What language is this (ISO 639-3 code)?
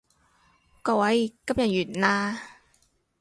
yue